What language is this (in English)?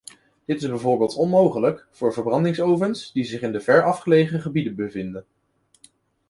Dutch